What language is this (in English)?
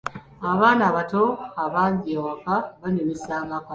Ganda